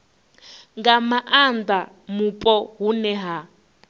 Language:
Venda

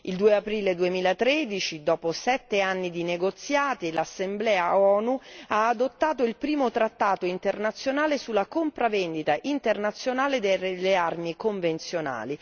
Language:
Italian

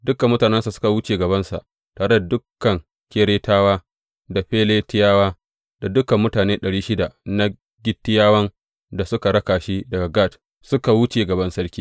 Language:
Hausa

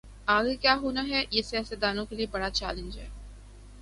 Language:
Urdu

